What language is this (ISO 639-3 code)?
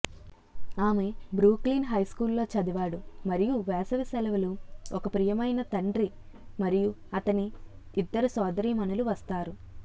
tel